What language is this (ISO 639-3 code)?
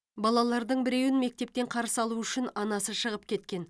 kaz